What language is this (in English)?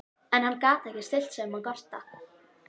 Icelandic